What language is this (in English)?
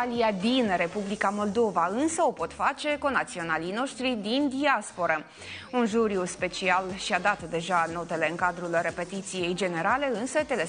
Romanian